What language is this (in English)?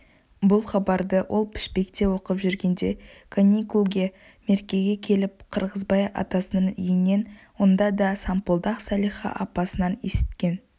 Kazakh